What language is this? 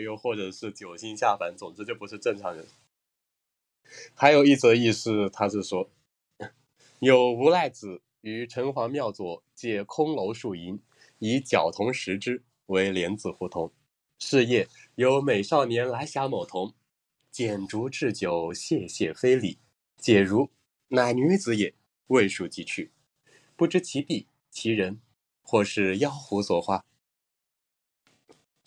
Chinese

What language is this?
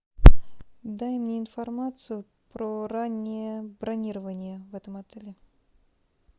Russian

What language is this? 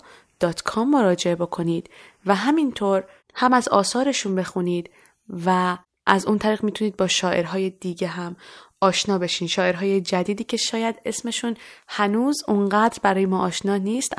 Persian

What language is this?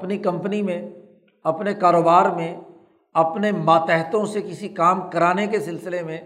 Urdu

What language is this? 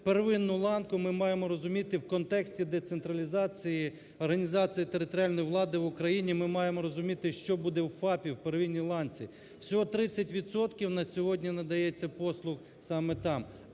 Ukrainian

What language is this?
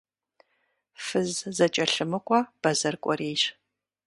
Kabardian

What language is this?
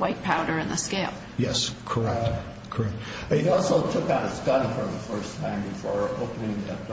English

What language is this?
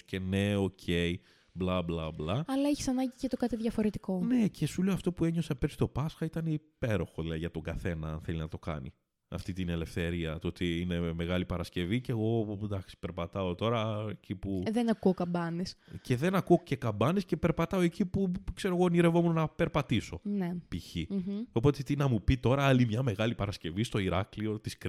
Greek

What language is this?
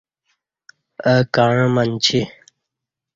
Kati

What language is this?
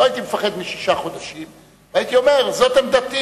Hebrew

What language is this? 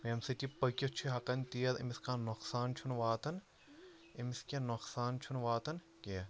Kashmiri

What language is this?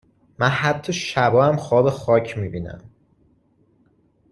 Persian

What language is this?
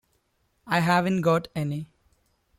English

